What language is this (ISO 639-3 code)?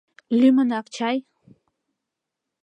chm